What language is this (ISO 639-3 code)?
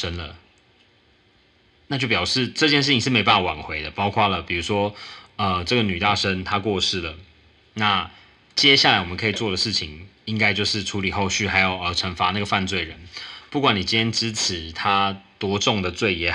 zho